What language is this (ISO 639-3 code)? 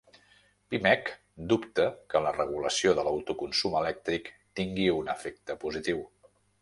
cat